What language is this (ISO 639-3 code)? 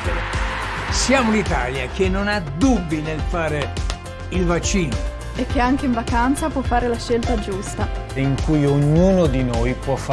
ita